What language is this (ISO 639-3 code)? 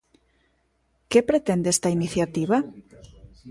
glg